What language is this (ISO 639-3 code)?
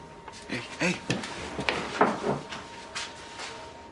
cym